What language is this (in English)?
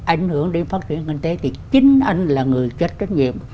Vietnamese